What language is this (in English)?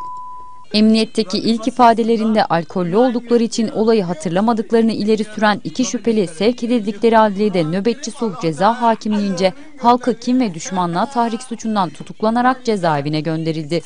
Turkish